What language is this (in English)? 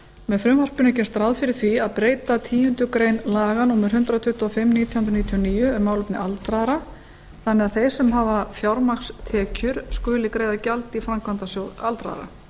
Icelandic